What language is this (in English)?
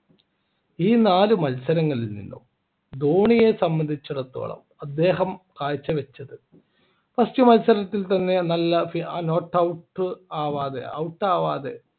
Malayalam